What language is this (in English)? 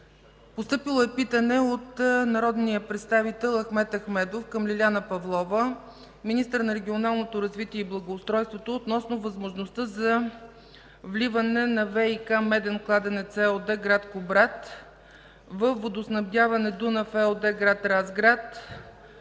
Bulgarian